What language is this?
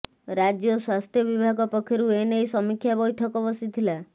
Odia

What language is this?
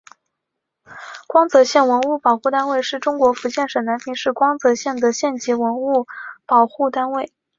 Chinese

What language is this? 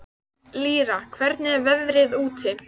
Icelandic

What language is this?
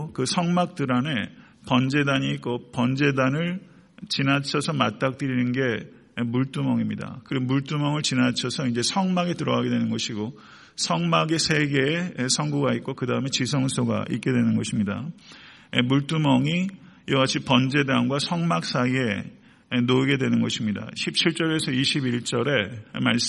Korean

